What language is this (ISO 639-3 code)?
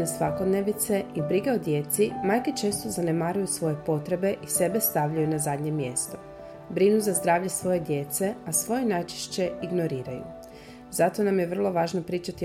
hrv